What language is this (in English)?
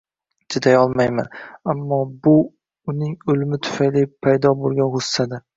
Uzbek